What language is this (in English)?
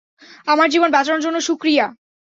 Bangla